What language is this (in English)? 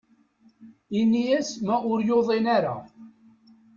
Kabyle